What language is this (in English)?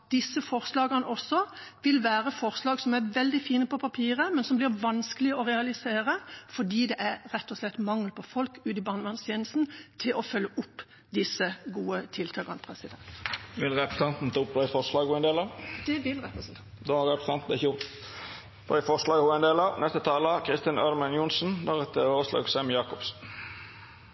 Norwegian